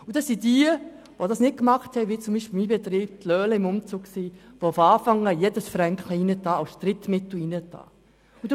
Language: Swiss German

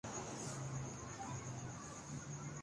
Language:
Urdu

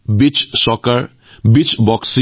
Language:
Assamese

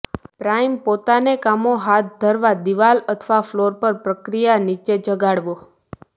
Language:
Gujarati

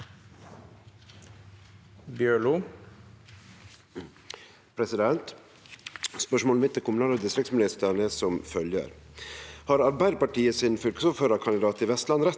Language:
Norwegian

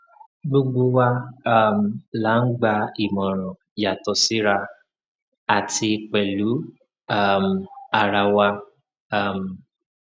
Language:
Yoruba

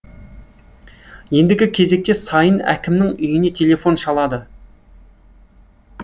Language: Kazakh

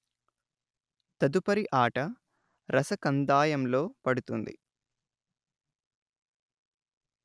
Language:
Telugu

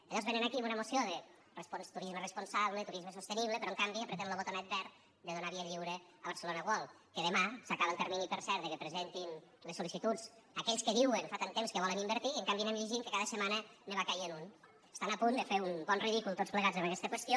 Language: Catalan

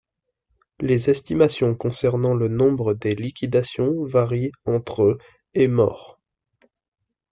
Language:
French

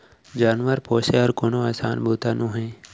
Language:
Chhattisgarhi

